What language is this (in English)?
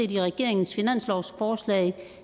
Danish